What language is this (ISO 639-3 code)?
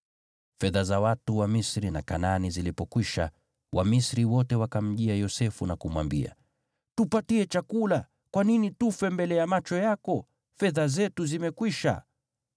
swa